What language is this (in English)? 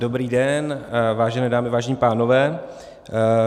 Czech